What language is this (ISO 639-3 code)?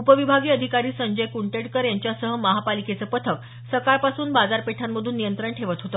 mar